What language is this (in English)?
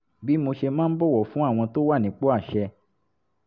Yoruba